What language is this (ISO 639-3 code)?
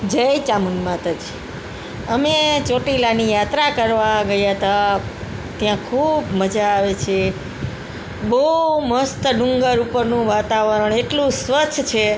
guj